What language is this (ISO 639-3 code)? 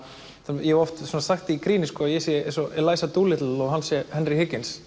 isl